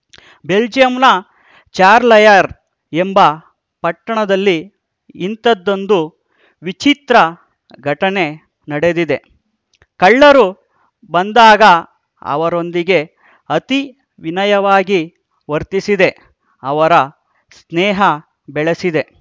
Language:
Kannada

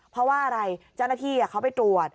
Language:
Thai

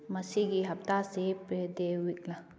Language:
Manipuri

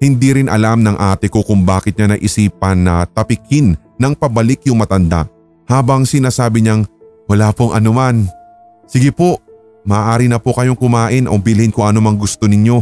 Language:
Filipino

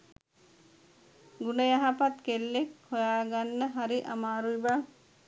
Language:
Sinhala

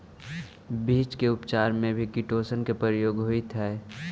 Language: Magahi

